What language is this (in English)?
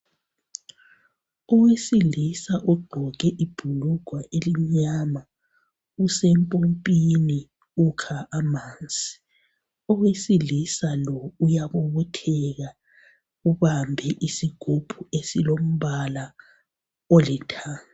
North Ndebele